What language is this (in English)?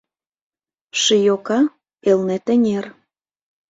Mari